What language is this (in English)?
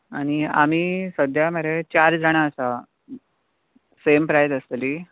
Konkani